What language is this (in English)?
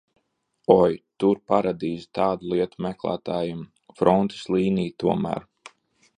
Latvian